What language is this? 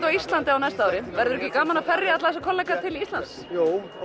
Icelandic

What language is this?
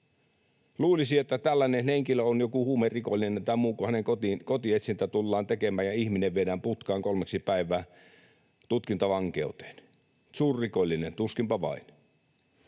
Finnish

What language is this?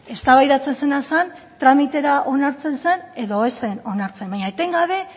Basque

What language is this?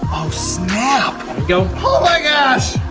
English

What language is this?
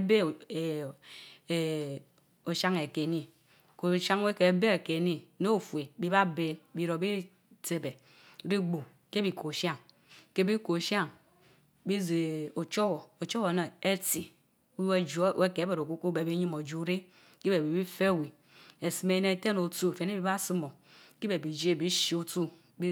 Mbe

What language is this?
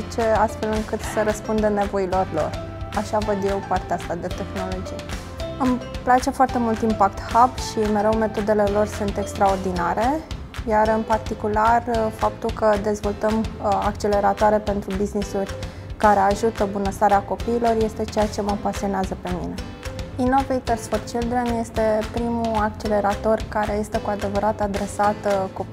Romanian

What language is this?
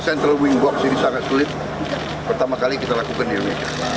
Indonesian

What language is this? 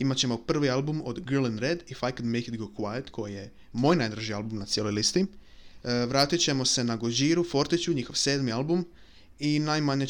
Croatian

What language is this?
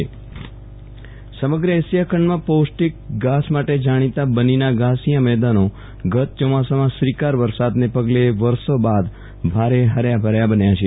Gujarati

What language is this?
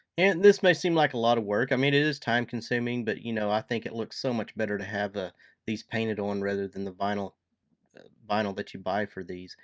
English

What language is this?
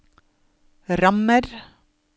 Norwegian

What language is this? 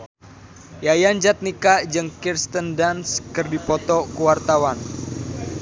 Sundanese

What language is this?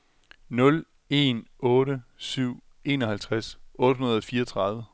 Danish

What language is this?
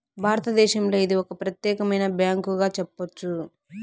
Telugu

